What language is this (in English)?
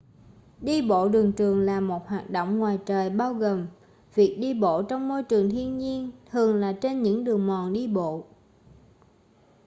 Vietnamese